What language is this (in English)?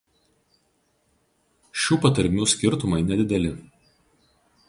Lithuanian